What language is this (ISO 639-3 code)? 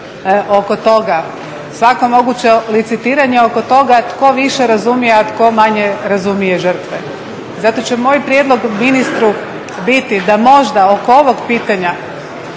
hrv